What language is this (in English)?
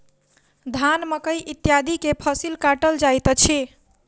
Maithili